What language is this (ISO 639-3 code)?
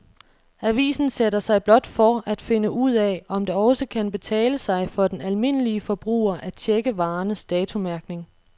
dan